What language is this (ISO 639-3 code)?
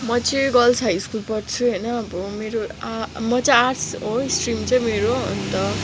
nep